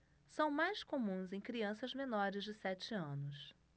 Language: Portuguese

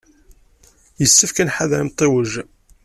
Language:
Kabyle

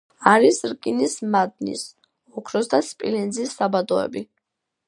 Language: Georgian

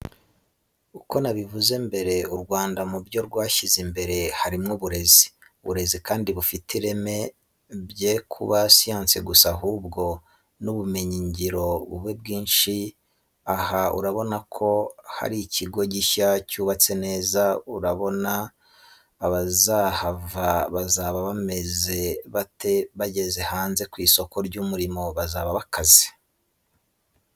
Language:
Kinyarwanda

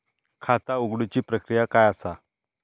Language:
Marathi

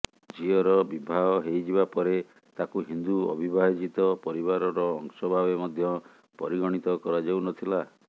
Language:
Odia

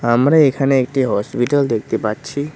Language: Bangla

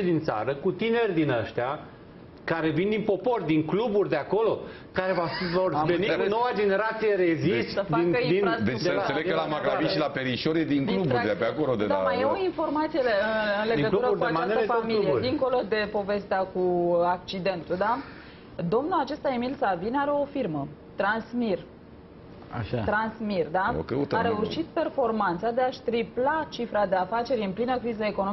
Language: Romanian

